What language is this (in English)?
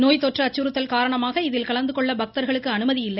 Tamil